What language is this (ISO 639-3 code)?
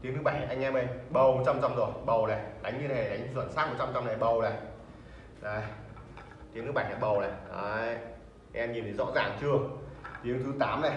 vie